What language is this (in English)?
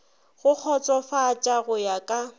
Northern Sotho